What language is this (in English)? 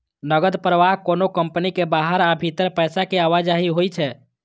Maithili